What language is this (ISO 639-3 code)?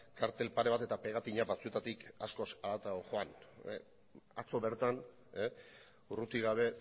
eus